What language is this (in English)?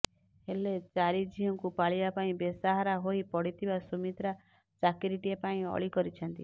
Odia